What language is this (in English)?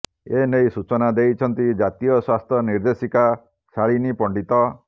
Odia